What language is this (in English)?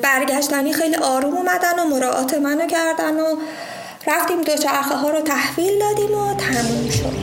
Persian